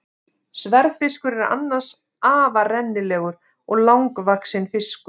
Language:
Icelandic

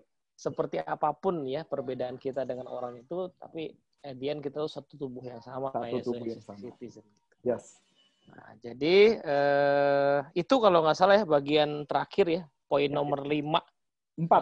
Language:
Indonesian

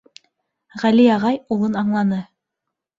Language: Bashkir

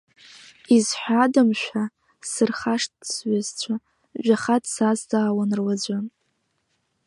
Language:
Abkhazian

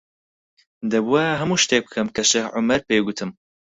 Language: Central Kurdish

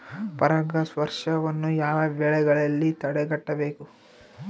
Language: Kannada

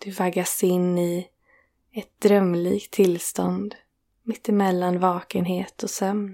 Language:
Swedish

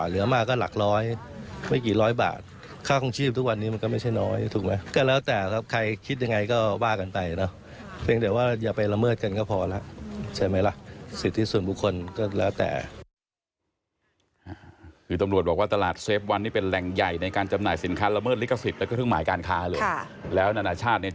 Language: Thai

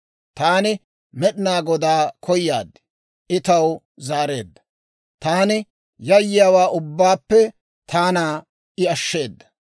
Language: Dawro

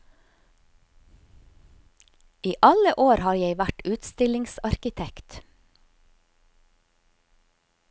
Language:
Norwegian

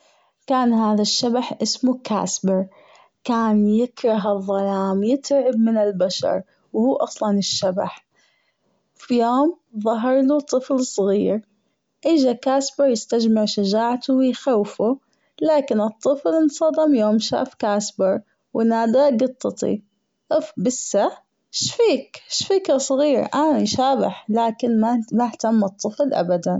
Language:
Gulf Arabic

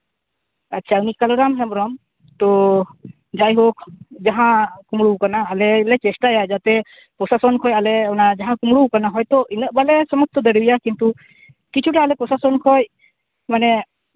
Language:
Santali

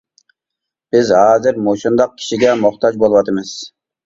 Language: Uyghur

